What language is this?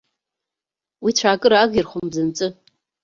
Abkhazian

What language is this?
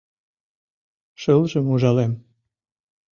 Mari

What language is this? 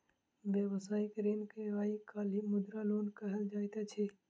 Maithili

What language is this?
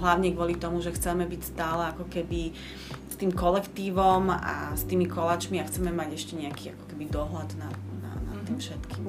Slovak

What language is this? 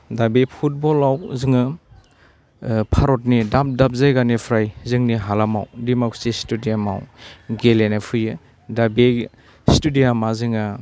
Bodo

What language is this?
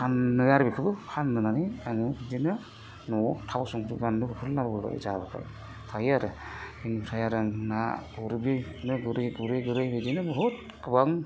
Bodo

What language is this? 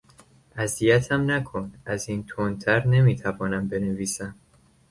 Persian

